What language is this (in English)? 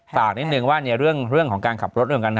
Thai